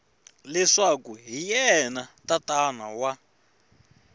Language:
Tsonga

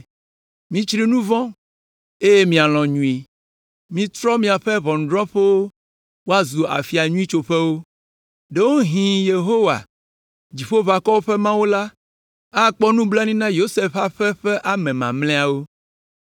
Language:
Ewe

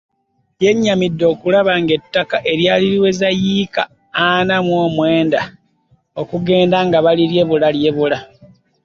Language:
Ganda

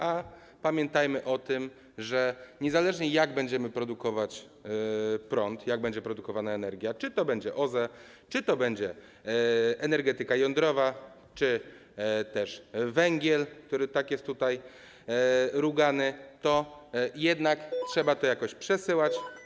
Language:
Polish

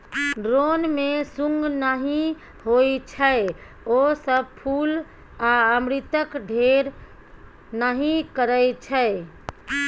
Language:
Maithili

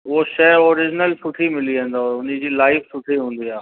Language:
Sindhi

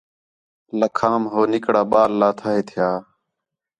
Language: Khetrani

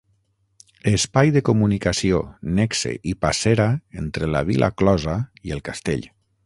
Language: Catalan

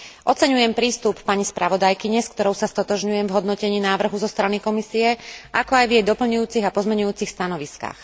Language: Slovak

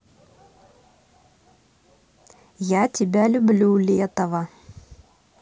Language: Russian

